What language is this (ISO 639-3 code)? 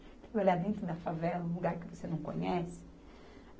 por